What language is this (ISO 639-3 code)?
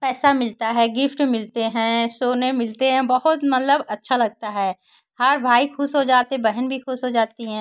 hin